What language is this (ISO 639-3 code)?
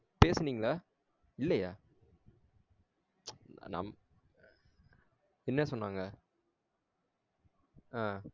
tam